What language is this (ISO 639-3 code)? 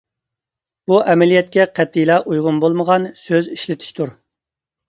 uig